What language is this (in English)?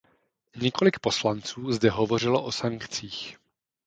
Czech